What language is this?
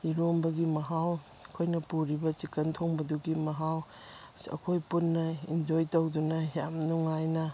Manipuri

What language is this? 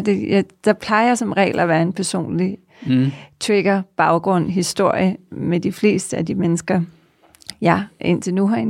Danish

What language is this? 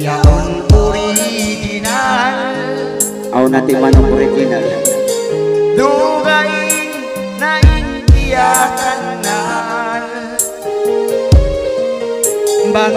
Indonesian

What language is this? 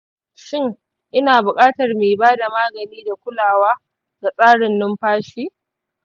Hausa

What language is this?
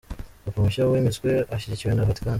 Kinyarwanda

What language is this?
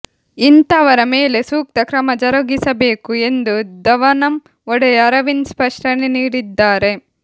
Kannada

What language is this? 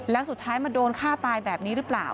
Thai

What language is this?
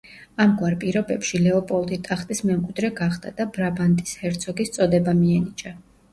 Georgian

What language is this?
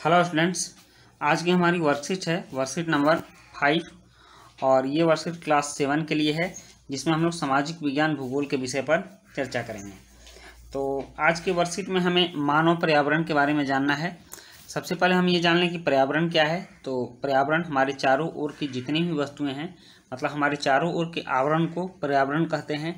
Hindi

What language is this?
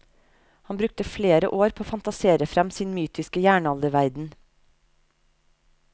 Norwegian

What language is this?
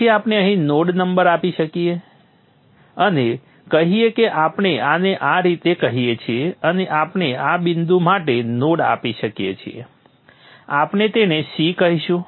Gujarati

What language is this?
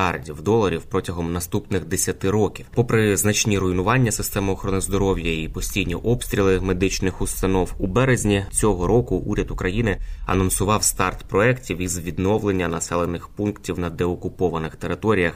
Ukrainian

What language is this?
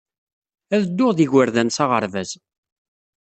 Kabyle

